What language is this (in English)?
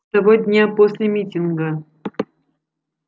Russian